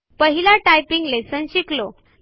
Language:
Marathi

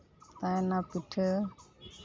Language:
Santali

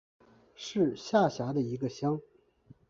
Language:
Chinese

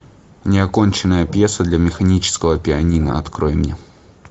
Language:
Russian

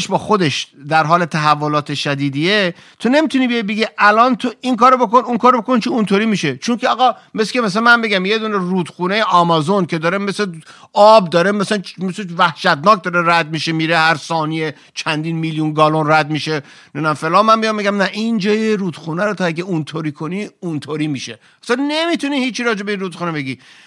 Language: Persian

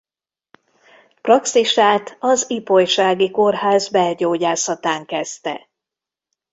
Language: Hungarian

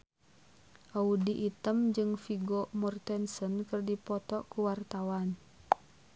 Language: Sundanese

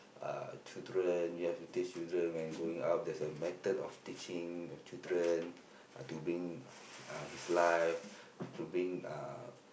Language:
English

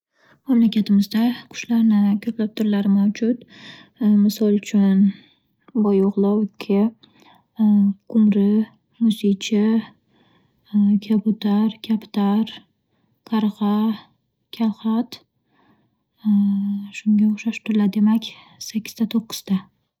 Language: Uzbek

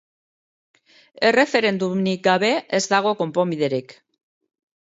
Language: Basque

